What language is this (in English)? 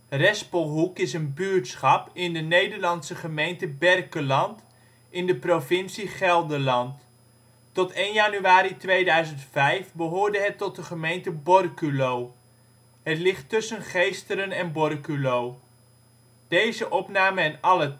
Dutch